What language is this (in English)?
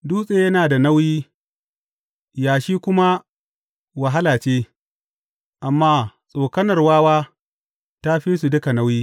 Hausa